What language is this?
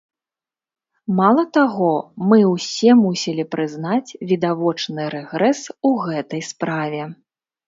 Belarusian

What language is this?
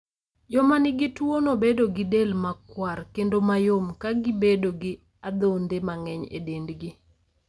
Luo (Kenya and Tanzania)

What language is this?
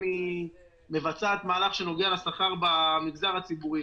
Hebrew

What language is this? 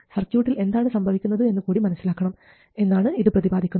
Malayalam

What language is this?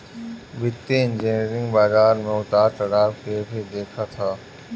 Bhojpuri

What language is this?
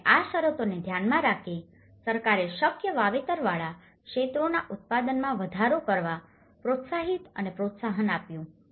Gujarati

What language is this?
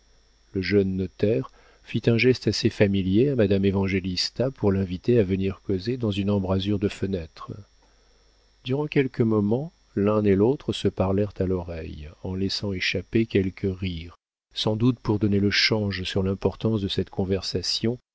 French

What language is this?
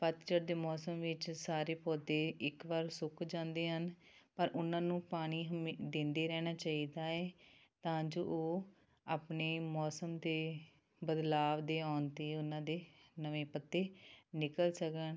Punjabi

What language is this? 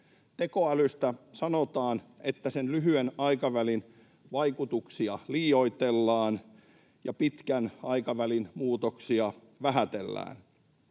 Finnish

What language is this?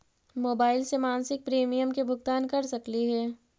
Magahi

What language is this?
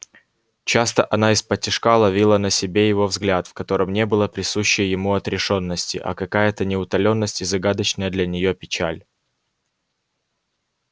Russian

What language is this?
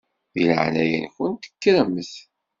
Kabyle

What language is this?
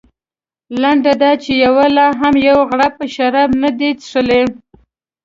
Pashto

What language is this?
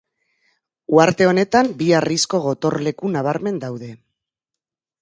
Basque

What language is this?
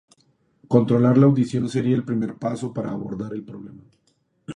Spanish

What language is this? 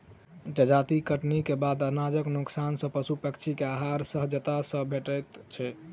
Maithili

